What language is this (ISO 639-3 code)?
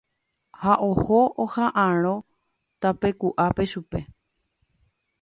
grn